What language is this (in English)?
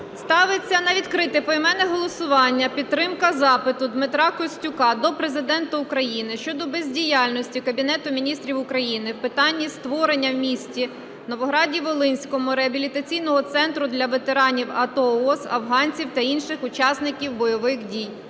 Ukrainian